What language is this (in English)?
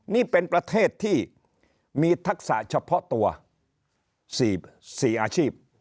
Thai